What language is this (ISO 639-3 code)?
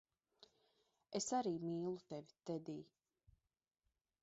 lav